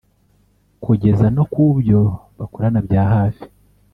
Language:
Kinyarwanda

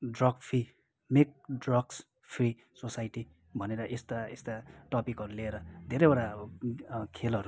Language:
Nepali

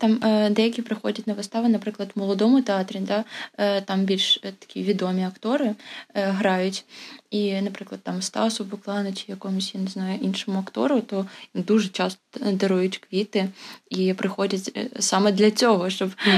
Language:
Ukrainian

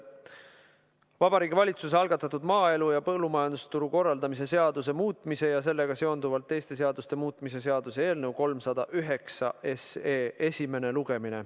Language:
Estonian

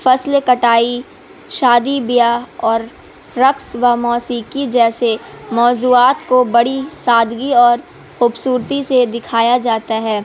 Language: Urdu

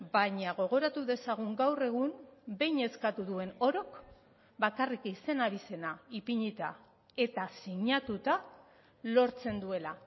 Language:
Basque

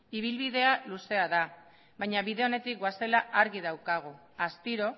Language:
Basque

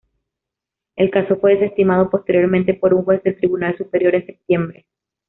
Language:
Spanish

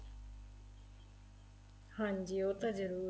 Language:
Punjabi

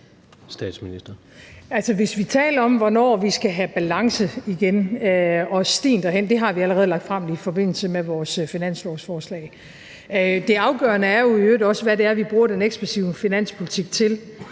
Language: Danish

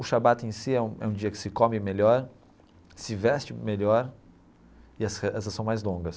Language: Portuguese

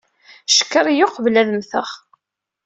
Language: Kabyle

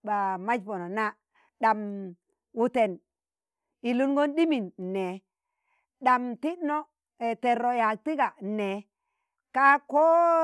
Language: Tangale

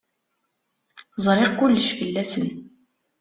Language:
Kabyle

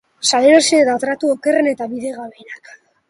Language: Basque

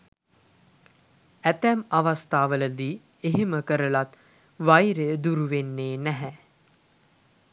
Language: Sinhala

